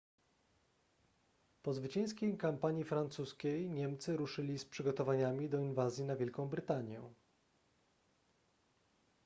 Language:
Polish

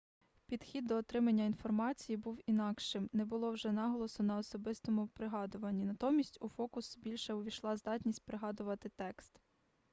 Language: Ukrainian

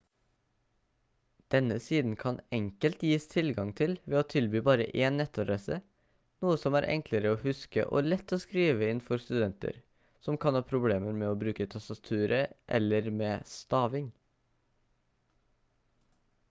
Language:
Norwegian Bokmål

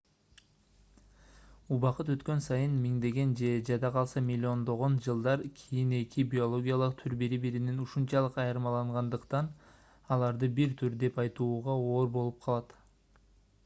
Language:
Kyrgyz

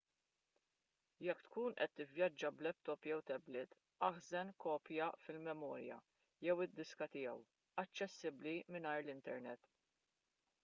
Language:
Maltese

